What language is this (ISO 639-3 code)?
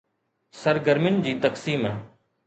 snd